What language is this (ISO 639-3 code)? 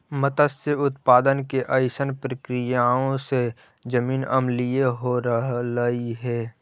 mag